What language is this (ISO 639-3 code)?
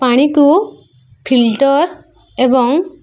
ori